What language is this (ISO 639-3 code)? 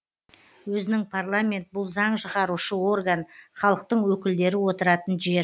kaz